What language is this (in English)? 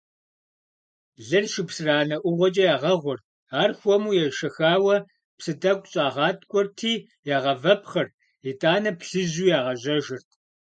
Kabardian